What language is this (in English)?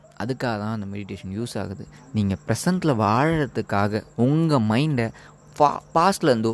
Tamil